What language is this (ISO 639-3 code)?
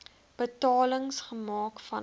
afr